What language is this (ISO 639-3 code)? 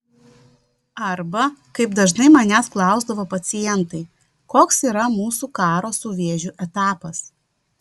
lit